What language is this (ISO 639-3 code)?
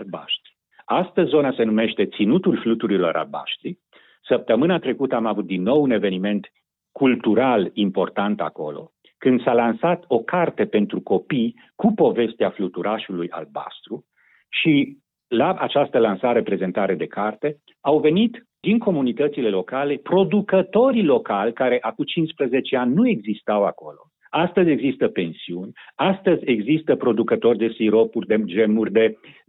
ron